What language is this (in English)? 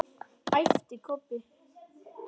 Icelandic